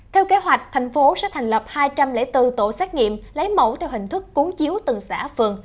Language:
Vietnamese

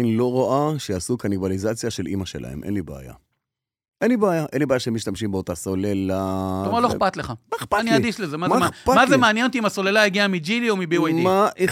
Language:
Hebrew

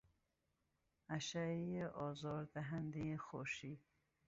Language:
Persian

